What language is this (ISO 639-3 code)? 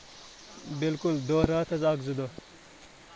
kas